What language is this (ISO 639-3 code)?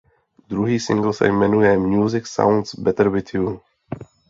ces